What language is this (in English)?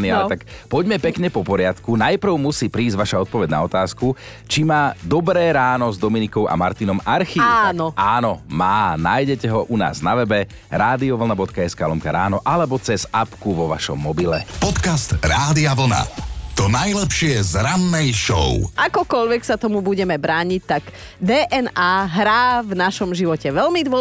Slovak